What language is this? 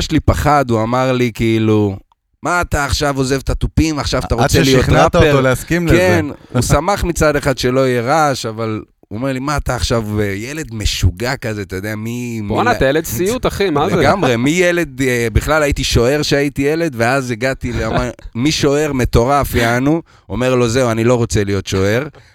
Hebrew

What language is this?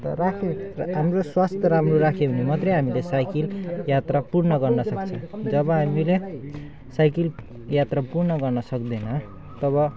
Nepali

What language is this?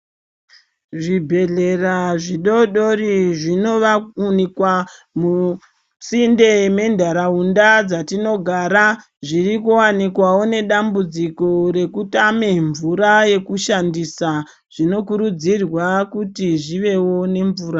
Ndau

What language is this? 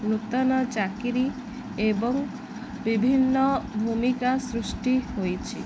Odia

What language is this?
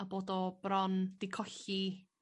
Welsh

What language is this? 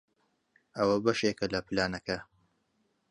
Central Kurdish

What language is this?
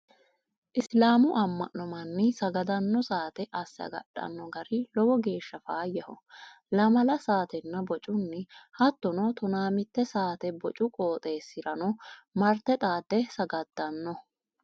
Sidamo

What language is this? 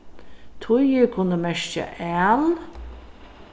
Faroese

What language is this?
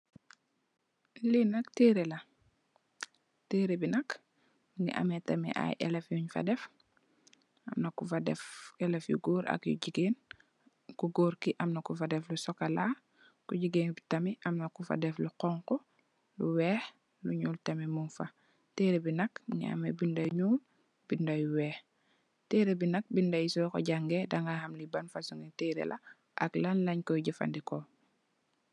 Wolof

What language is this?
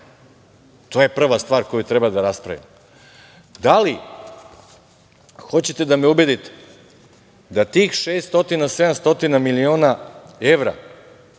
Serbian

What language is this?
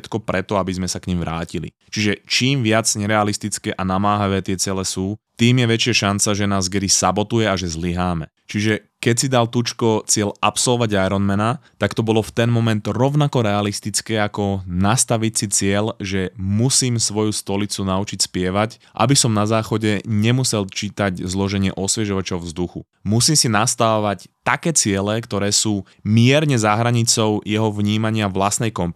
Slovak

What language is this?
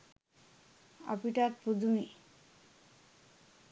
Sinhala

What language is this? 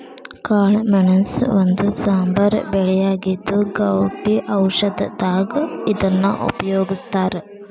Kannada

